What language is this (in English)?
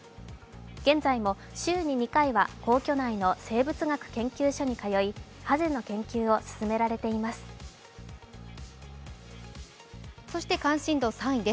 Japanese